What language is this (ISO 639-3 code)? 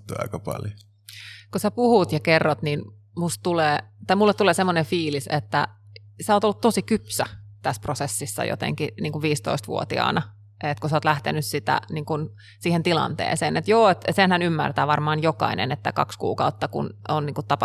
fin